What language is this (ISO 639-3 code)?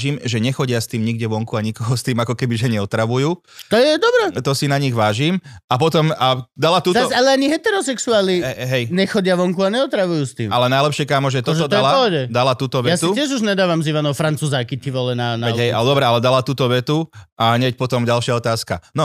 slk